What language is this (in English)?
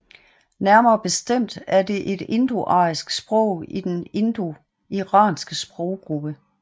Danish